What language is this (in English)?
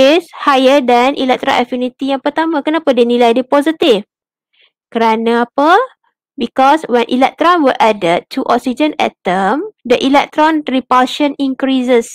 Malay